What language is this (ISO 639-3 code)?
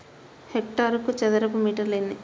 tel